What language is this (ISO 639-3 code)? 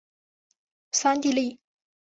zho